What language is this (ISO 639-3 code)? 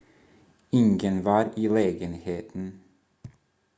swe